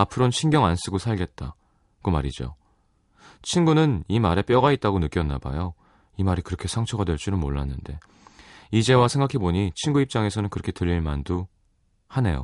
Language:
Korean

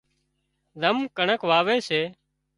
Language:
Wadiyara Koli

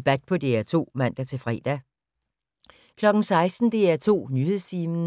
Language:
Danish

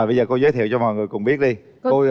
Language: Vietnamese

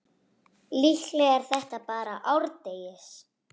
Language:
Icelandic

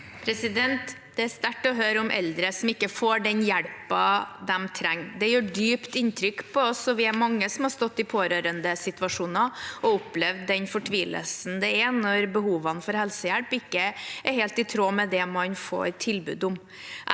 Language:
Norwegian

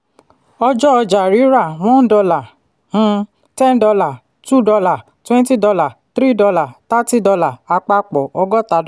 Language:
Yoruba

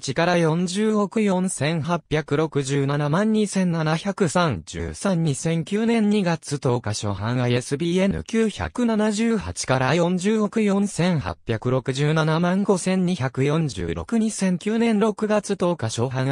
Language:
Japanese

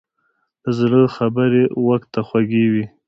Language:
Pashto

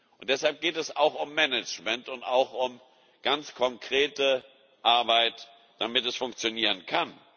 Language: German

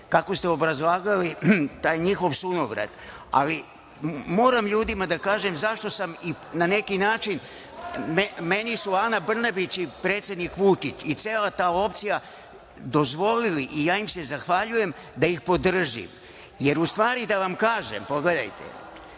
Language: Serbian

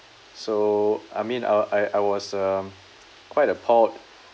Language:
English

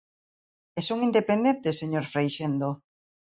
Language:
Galician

